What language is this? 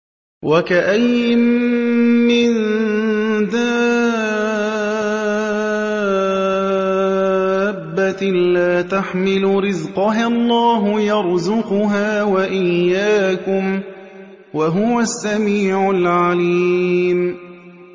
Arabic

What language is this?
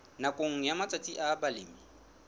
Southern Sotho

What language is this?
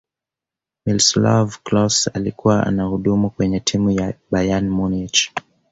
Swahili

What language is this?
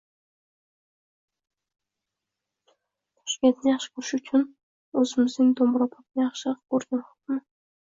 Uzbek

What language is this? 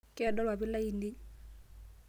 Masai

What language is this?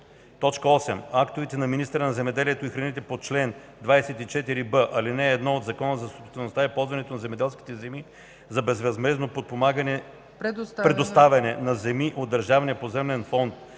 Bulgarian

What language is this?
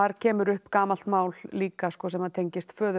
Icelandic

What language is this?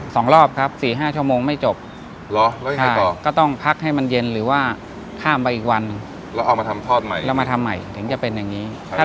Thai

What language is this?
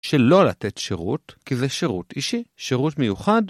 Hebrew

